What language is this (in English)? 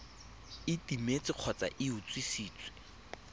Tswana